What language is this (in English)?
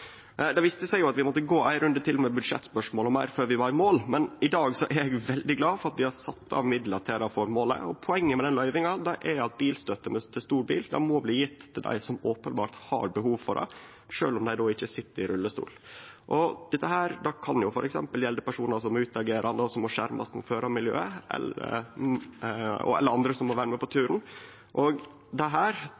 Norwegian Nynorsk